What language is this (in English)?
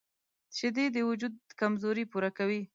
Pashto